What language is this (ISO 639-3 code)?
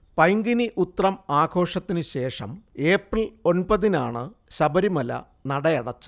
mal